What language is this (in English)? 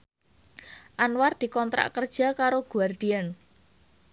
Javanese